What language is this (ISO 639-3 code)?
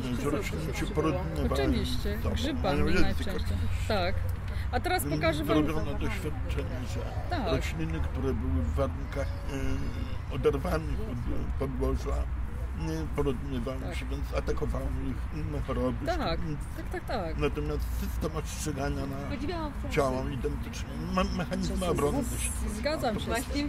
pol